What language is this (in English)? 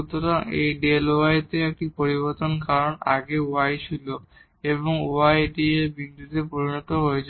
Bangla